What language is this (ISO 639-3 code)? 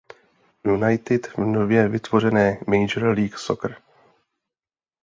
ces